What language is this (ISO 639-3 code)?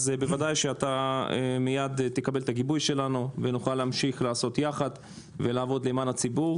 heb